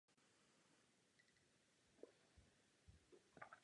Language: Czech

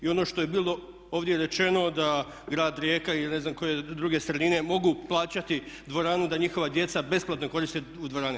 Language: Croatian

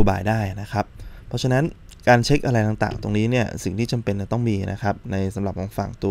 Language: Thai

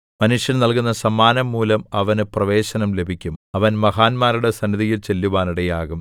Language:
Malayalam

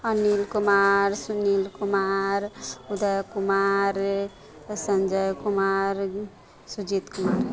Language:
Maithili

